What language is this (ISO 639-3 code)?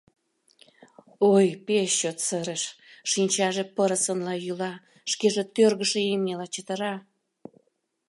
chm